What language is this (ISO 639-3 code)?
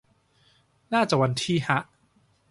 tha